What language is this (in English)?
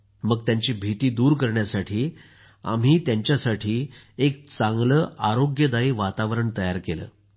Marathi